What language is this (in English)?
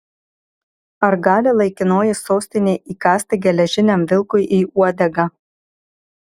Lithuanian